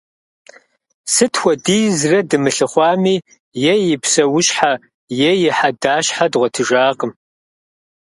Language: Kabardian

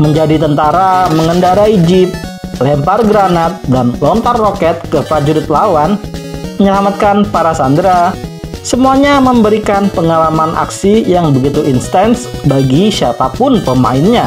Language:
Indonesian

